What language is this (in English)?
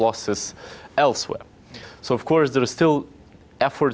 Indonesian